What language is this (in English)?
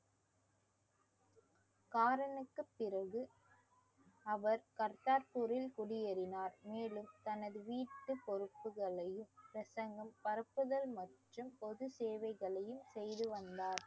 Tamil